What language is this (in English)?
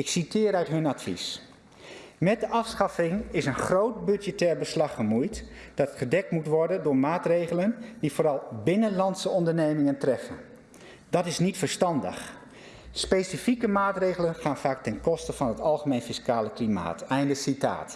Dutch